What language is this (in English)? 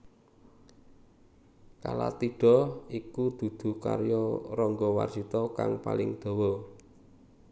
Javanese